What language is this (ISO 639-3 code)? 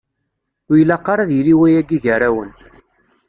kab